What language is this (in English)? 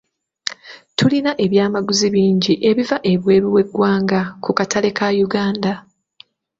Ganda